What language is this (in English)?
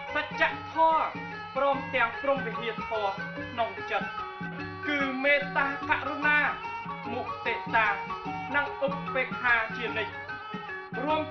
Thai